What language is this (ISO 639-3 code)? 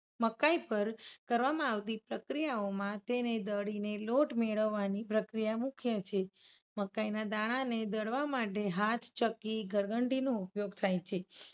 guj